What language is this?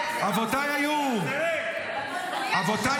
Hebrew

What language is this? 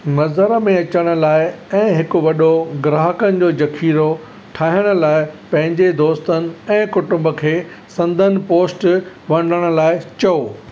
Sindhi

